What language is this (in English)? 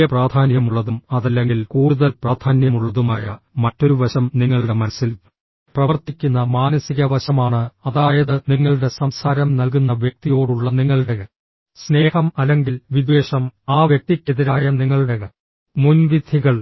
Malayalam